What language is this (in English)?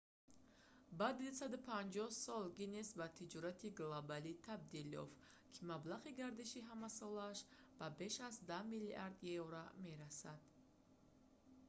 Tajik